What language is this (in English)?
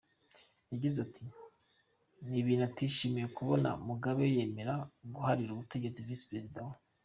Kinyarwanda